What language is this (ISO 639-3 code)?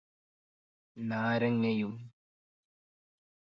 mal